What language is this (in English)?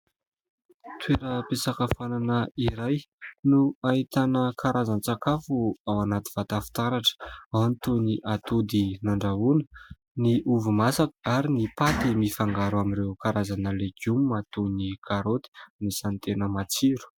Malagasy